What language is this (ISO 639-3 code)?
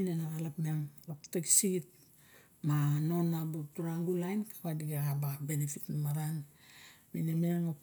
bjk